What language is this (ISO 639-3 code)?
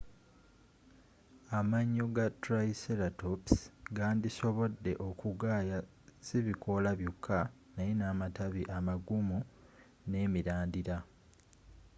lug